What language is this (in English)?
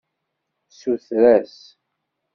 Kabyle